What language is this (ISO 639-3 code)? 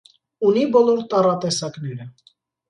hye